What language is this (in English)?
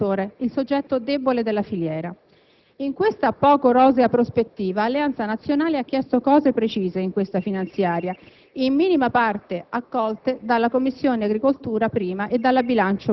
Italian